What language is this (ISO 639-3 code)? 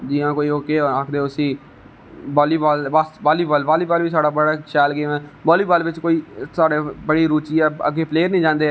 doi